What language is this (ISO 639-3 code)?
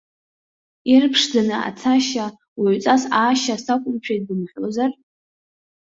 abk